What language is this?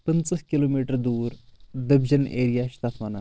Kashmiri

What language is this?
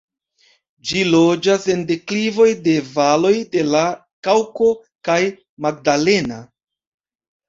Esperanto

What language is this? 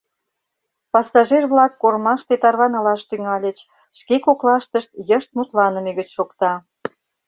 Mari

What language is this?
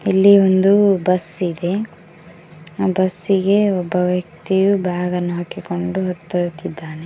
Kannada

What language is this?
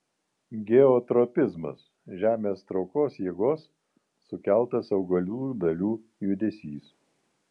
Lithuanian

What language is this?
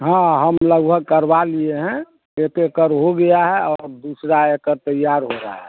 Hindi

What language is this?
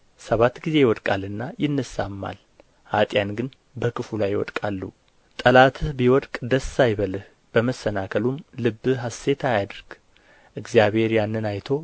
Amharic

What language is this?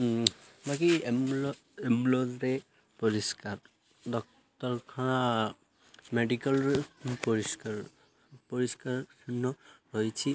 Odia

